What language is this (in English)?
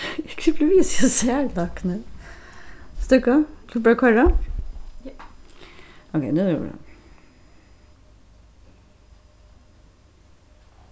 Faroese